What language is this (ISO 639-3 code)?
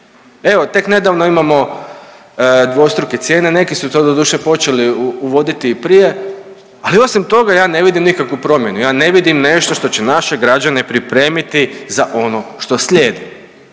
hrv